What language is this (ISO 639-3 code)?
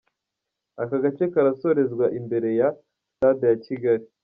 kin